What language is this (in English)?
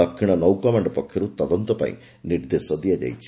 Odia